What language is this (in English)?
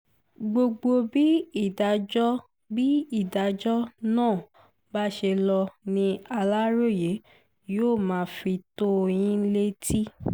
Yoruba